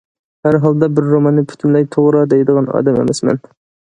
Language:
Uyghur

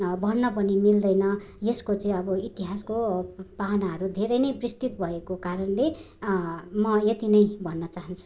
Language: Nepali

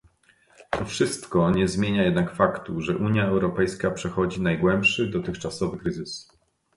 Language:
Polish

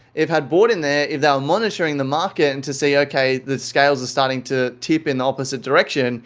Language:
English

